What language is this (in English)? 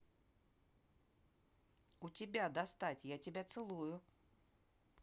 Russian